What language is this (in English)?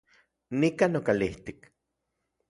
Central Puebla Nahuatl